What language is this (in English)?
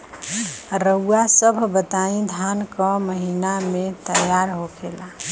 Bhojpuri